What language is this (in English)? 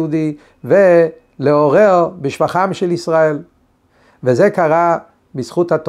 Hebrew